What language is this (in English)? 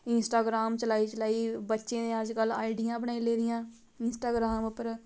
Dogri